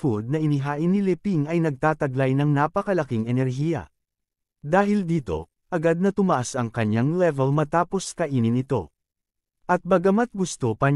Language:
Filipino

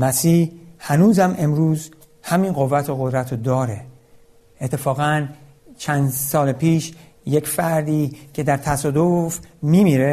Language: Persian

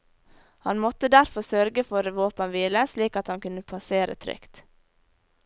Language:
Norwegian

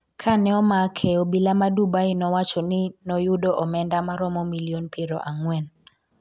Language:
Luo (Kenya and Tanzania)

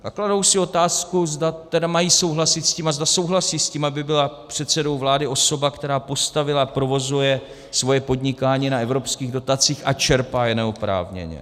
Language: Czech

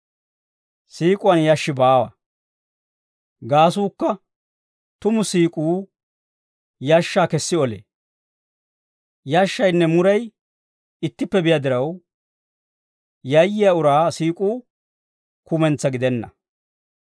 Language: Dawro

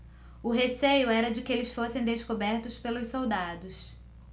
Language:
Portuguese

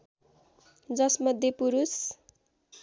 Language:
Nepali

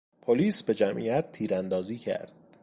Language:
Persian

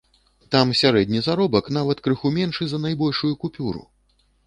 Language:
Belarusian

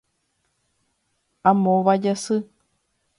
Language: Guarani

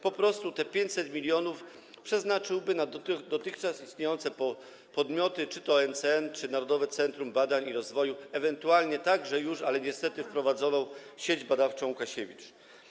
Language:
Polish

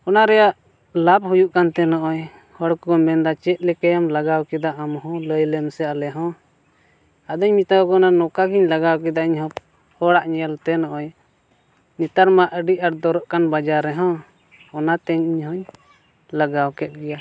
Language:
Santali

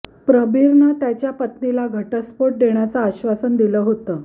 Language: Marathi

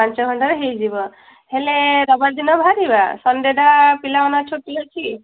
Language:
Odia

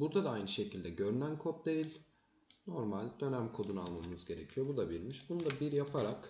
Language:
Turkish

